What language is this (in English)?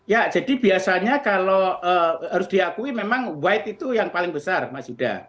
Indonesian